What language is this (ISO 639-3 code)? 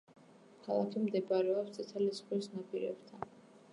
kat